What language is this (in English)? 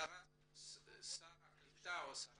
Hebrew